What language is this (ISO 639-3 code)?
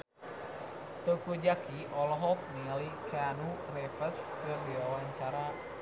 sun